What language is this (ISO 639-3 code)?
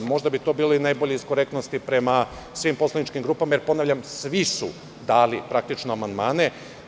srp